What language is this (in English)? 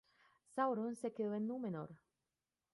Spanish